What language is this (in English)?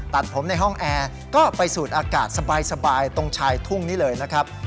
Thai